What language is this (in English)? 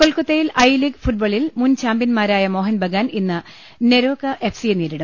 Malayalam